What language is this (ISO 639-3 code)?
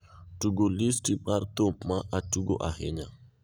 luo